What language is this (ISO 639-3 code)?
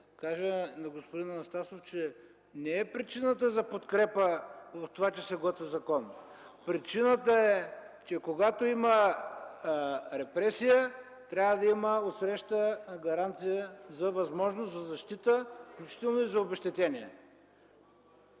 bul